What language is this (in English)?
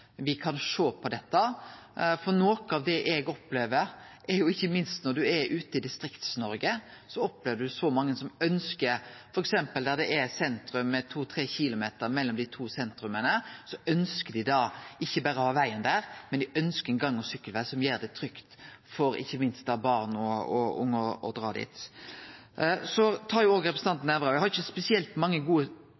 Norwegian Nynorsk